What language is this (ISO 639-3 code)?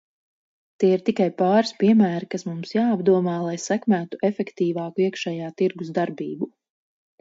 lav